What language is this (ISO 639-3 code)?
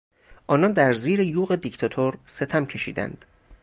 fas